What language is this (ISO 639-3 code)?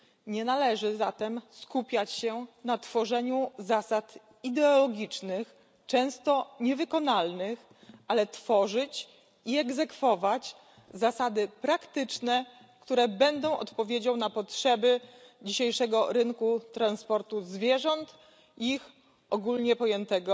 pol